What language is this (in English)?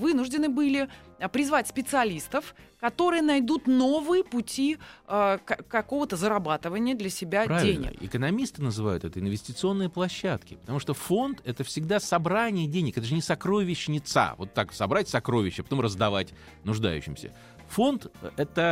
Russian